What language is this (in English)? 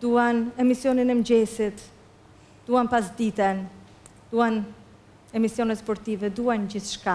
Romanian